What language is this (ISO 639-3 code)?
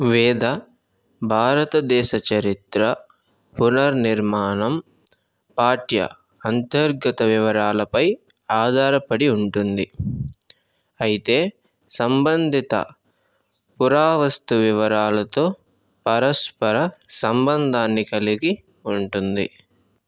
tel